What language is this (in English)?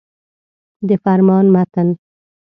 Pashto